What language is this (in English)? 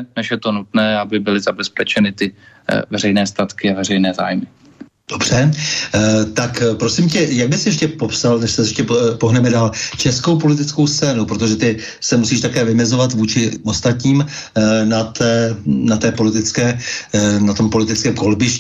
Czech